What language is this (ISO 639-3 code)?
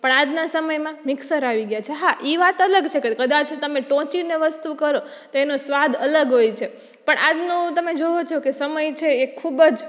guj